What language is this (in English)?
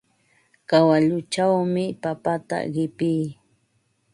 Ambo-Pasco Quechua